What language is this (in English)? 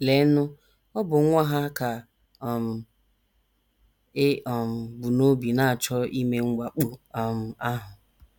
Igbo